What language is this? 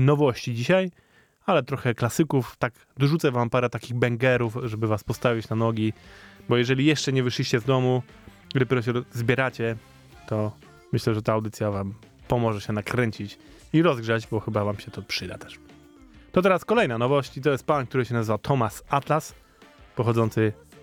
Polish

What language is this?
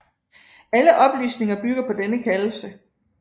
Danish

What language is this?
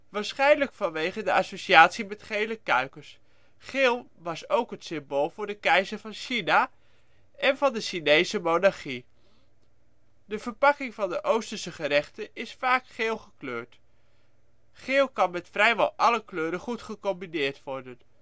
Dutch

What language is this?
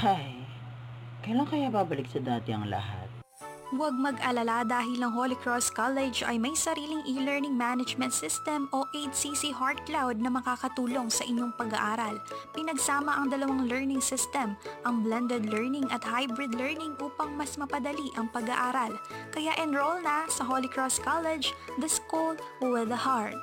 Filipino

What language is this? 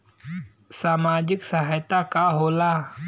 Bhojpuri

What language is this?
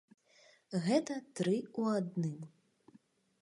Belarusian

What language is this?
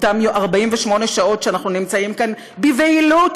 Hebrew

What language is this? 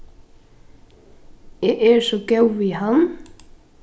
Faroese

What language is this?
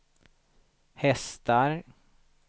Swedish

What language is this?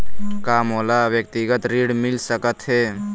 Chhattisgarhi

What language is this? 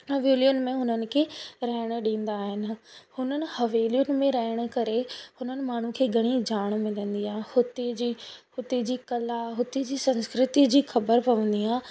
Sindhi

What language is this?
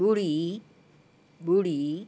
Sindhi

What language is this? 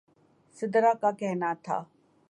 Urdu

